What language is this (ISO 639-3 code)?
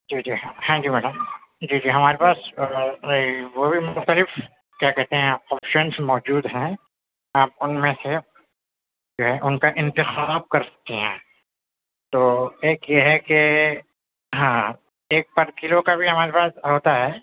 urd